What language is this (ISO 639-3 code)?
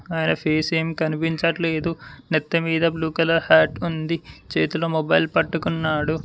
tel